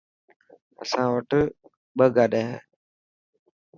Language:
Dhatki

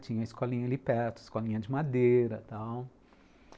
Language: Portuguese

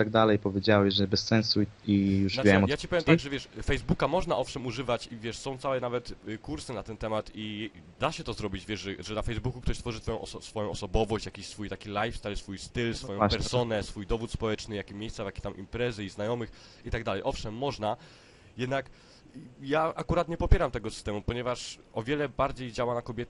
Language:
Polish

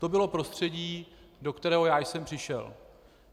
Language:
Czech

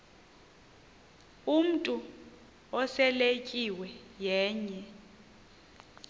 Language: Xhosa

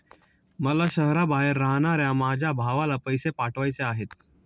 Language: Marathi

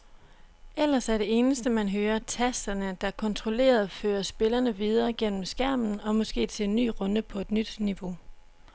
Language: Danish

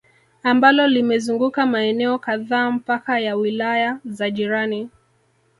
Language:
Swahili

